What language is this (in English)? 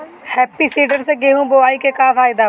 Bhojpuri